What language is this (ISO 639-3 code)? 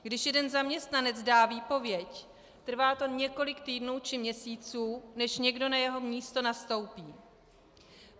ces